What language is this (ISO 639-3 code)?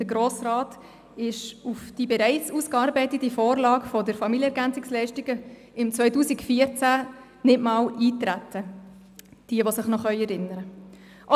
gsw